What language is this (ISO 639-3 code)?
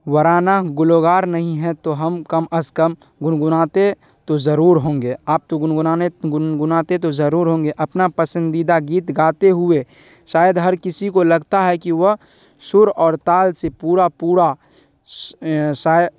urd